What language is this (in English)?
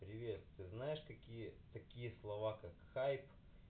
Russian